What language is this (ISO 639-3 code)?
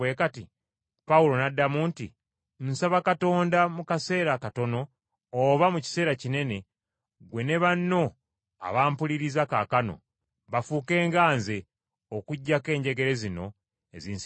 lug